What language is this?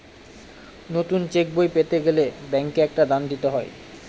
Bangla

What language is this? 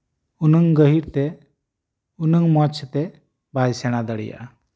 Santali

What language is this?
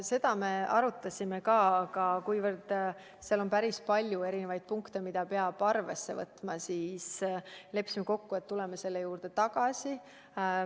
Estonian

